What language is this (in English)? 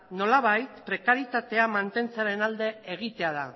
Basque